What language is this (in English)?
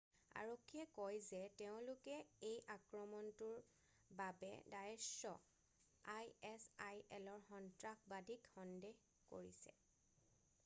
Assamese